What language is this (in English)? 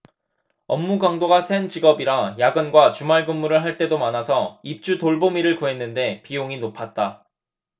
Korean